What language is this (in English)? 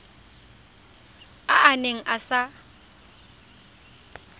Tswana